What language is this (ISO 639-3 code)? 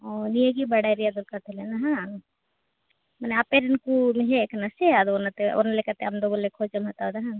sat